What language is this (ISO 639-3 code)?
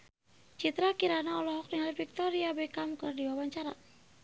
sun